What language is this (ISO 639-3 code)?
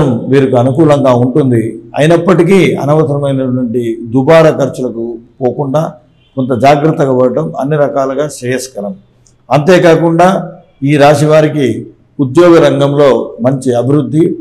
tel